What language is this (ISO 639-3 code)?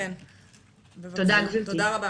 heb